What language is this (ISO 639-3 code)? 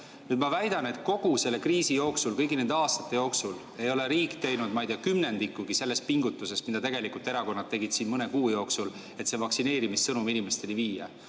est